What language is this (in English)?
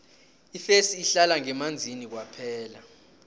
South Ndebele